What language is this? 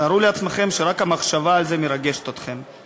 Hebrew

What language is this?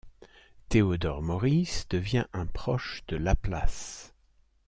French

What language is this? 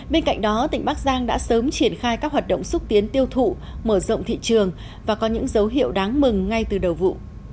Vietnamese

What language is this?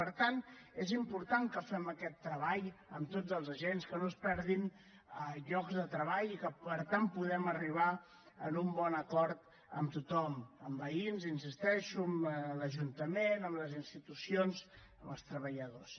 Catalan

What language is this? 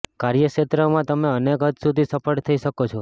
Gujarati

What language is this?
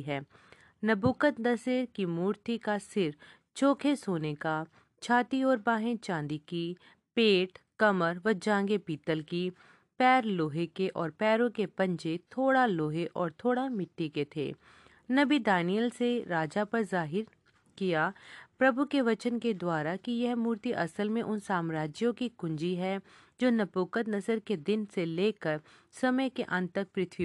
Hindi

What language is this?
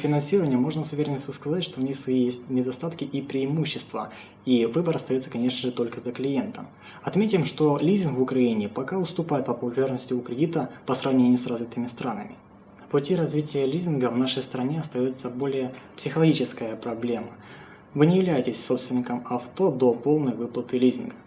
Russian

